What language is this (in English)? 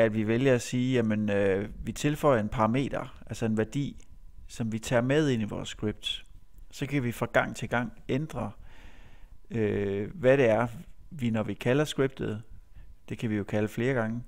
Danish